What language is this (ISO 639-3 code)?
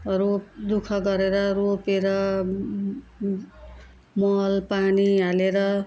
nep